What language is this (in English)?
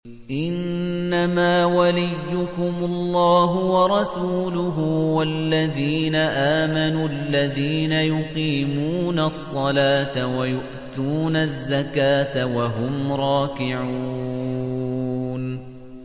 Arabic